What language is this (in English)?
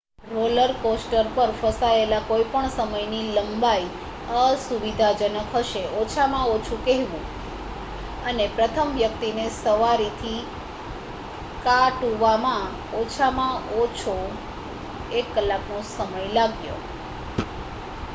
Gujarati